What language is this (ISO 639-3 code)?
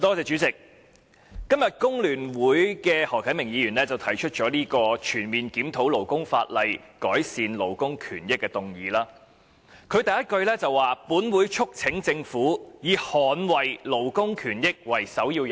yue